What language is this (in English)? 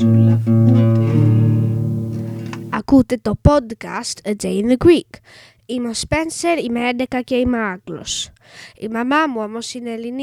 Greek